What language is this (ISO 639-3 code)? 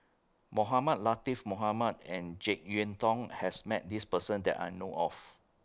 eng